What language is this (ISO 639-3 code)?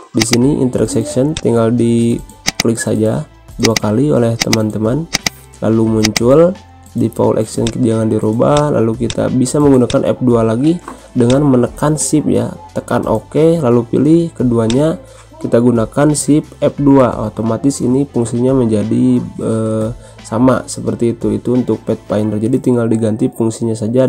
ind